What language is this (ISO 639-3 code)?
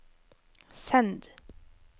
nor